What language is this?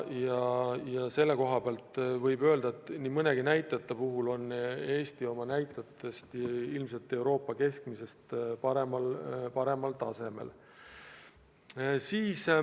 Estonian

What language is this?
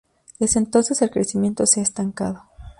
Spanish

